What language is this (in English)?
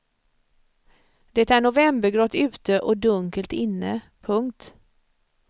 Swedish